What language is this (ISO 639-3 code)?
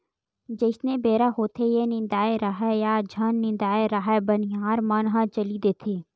hne